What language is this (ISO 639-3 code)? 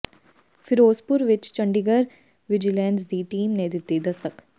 pan